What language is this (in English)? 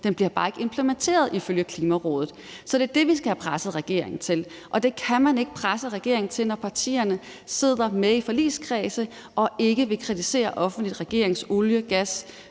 Danish